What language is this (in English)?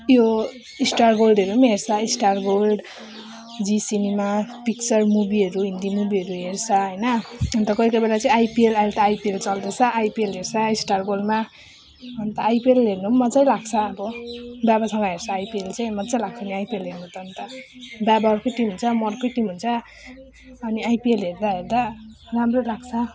Nepali